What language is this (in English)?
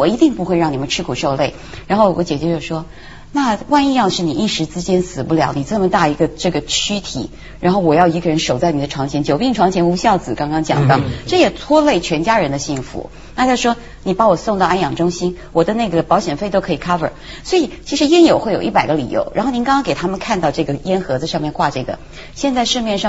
Chinese